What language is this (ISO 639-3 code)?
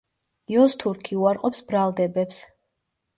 kat